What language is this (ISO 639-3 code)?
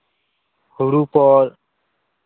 sat